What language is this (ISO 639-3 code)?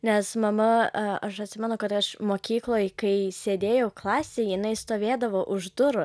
lit